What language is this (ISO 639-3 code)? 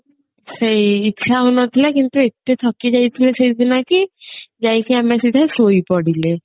ori